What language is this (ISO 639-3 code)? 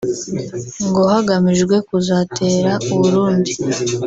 kin